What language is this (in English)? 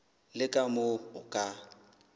Southern Sotho